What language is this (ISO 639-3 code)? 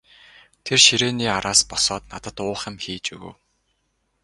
mon